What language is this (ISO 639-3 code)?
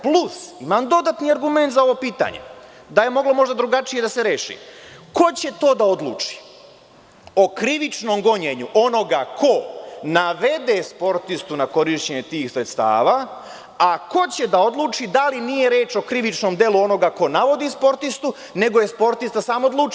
srp